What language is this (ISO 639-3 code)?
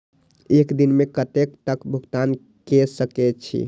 mai